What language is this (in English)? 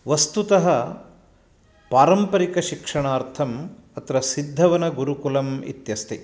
Sanskrit